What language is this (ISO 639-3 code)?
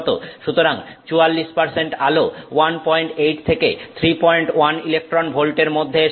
ben